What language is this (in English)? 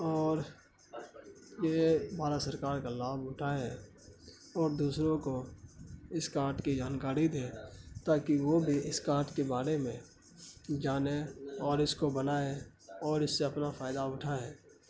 Urdu